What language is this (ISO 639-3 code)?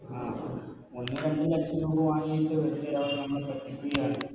mal